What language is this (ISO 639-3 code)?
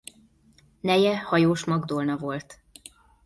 hun